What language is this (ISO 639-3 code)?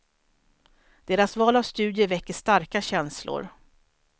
swe